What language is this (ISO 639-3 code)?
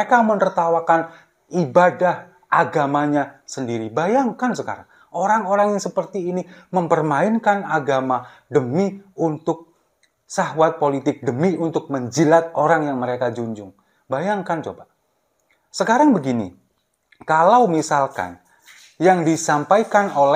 ind